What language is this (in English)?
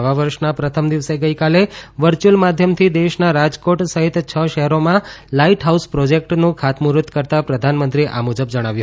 Gujarati